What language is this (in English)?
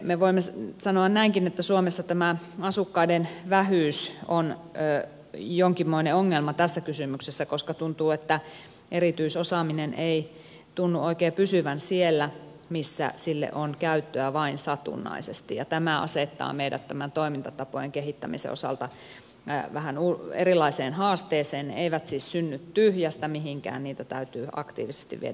Finnish